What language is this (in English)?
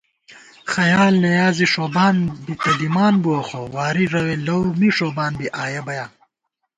Gawar-Bati